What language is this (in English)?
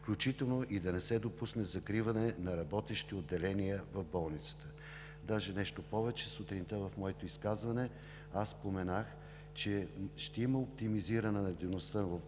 Bulgarian